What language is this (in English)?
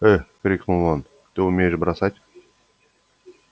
Russian